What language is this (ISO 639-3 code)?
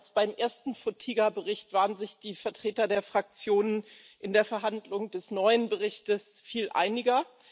deu